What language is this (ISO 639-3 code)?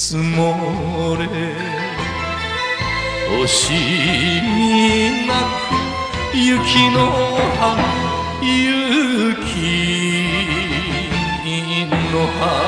jpn